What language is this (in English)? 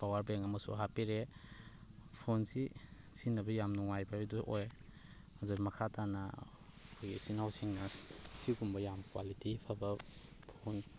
Manipuri